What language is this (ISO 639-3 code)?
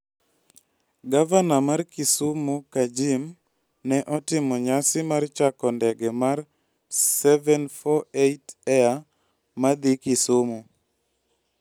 luo